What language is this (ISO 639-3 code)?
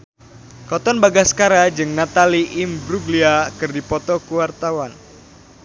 sun